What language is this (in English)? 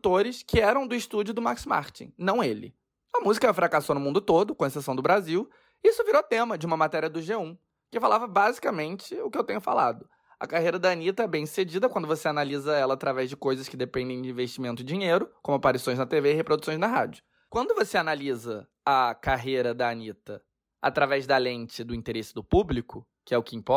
Portuguese